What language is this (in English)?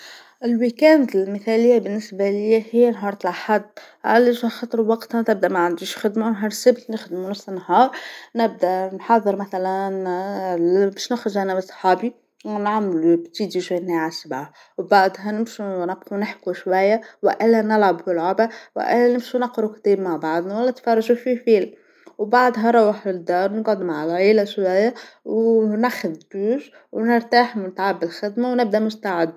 Tunisian Arabic